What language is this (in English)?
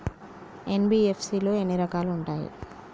Telugu